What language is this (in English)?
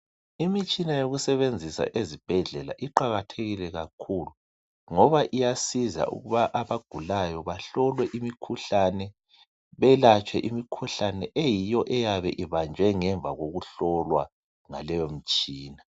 North Ndebele